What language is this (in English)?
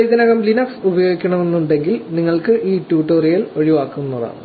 Malayalam